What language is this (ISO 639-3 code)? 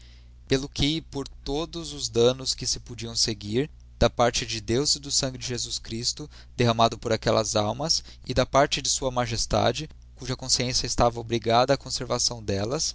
por